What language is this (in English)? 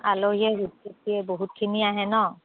Assamese